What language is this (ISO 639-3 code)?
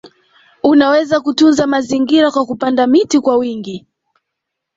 swa